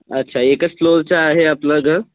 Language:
Marathi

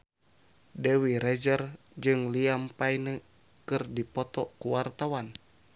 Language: Sundanese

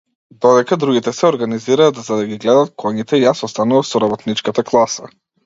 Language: Macedonian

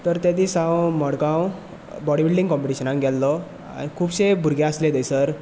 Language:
Konkani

